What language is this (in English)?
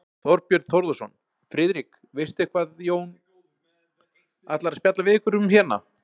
Icelandic